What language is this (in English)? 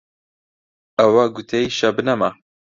Central Kurdish